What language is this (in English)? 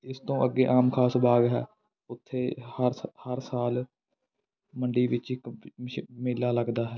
Punjabi